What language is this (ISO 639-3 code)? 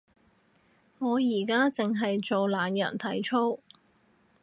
yue